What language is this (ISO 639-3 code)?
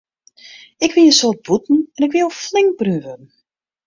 fry